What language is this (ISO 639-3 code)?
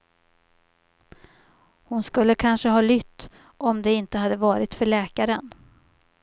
swe